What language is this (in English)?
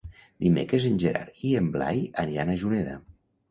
Catalan